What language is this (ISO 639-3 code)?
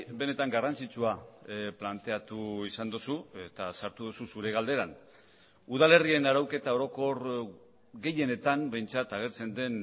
eus